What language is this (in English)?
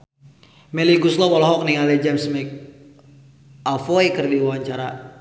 Sundanese